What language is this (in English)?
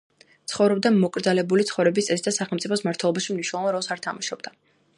Georgian